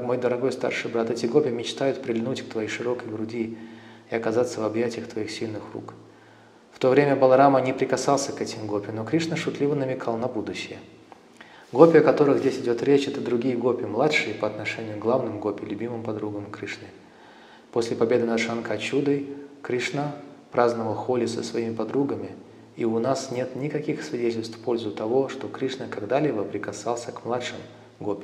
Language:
Russian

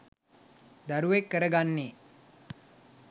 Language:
Sinhala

